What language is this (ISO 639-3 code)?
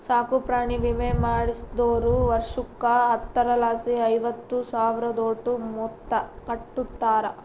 kan